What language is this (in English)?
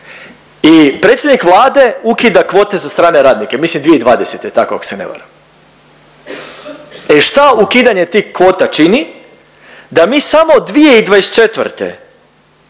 Croatian